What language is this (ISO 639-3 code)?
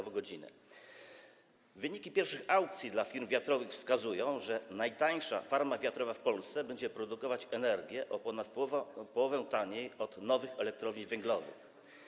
pol